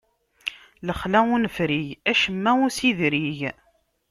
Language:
Kabyle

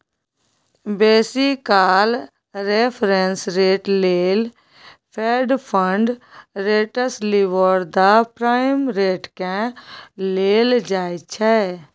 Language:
Maithili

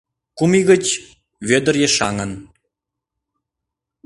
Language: Mari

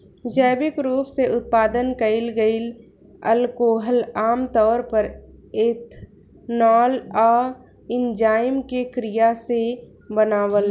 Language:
Bhojpuri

